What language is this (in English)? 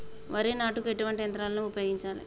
Telugu